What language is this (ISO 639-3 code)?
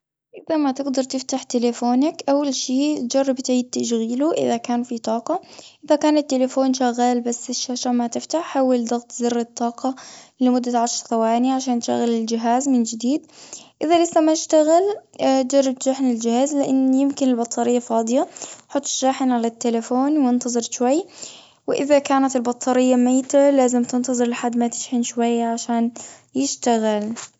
afb